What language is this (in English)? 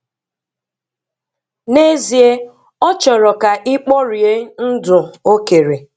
Igbo